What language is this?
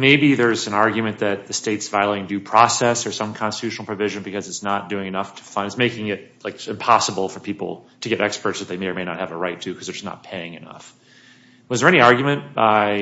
English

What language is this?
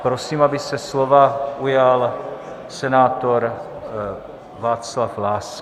Czech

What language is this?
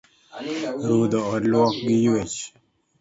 Luo (Kenya and Tanzania)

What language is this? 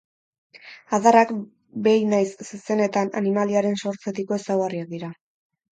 Basque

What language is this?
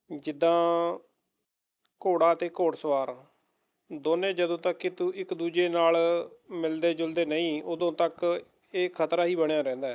Punjabi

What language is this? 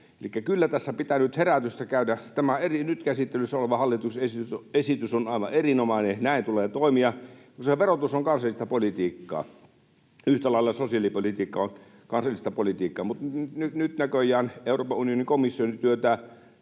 Finnish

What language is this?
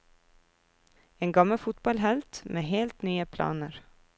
Norwegian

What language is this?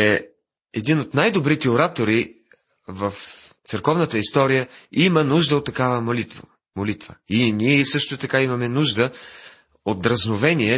Bulgarian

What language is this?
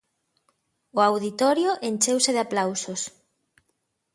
Galician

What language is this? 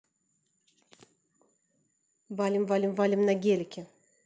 Russian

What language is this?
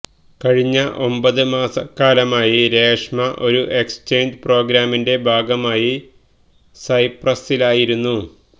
Malayalam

